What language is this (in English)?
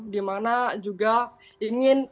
Indonesian